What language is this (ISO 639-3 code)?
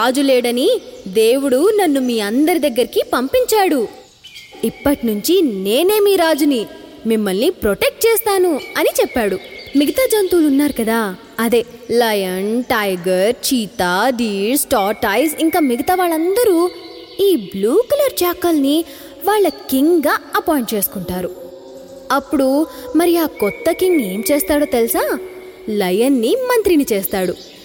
tel